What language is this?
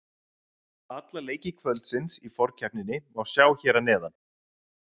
Icelandic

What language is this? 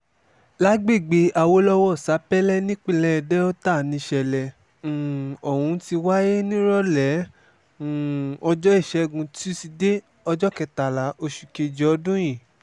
Yoruba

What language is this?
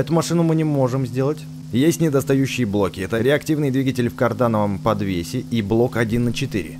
Russian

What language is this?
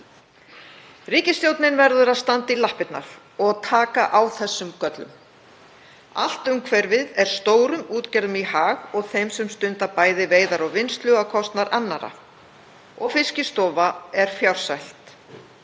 Icelandic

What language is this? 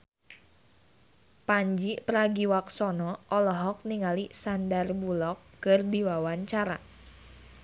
Sundanese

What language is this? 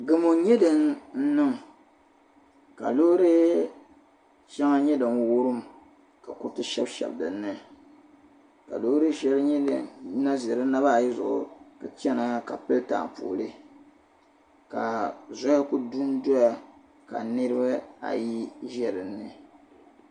Dagbani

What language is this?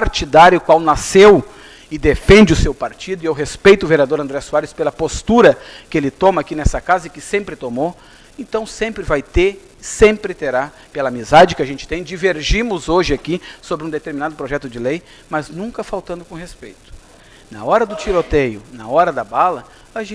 Portuguese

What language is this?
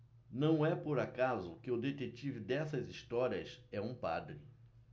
Portuguese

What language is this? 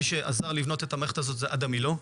Hebrew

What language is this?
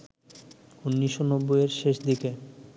Bangla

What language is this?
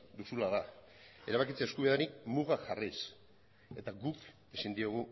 Basque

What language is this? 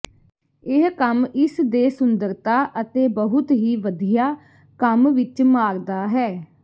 Punjabi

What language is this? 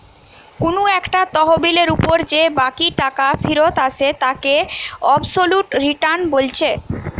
Bangla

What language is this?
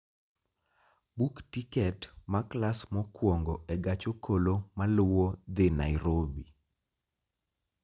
Luo (Kenya and Tanzania)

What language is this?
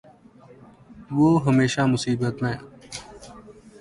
Urdu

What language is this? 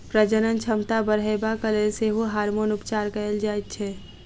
Maithili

